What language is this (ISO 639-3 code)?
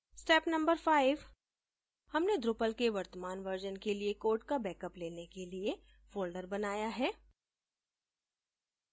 hin